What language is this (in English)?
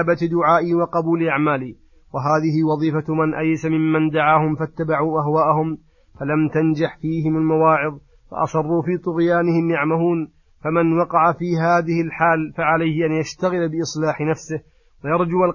Arabic